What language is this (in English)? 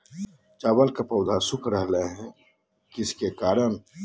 Magahi